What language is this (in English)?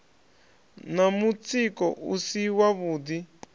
Venda